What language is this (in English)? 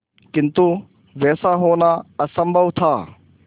Hindi